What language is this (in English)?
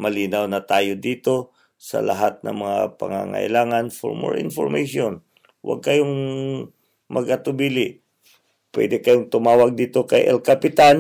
Filipino